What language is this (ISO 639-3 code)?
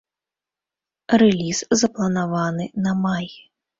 bel